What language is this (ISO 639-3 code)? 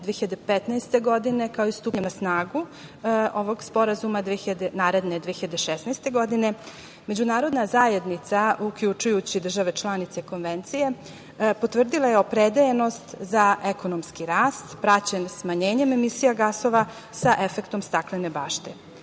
srp